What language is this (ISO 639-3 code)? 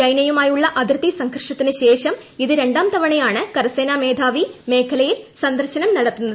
mal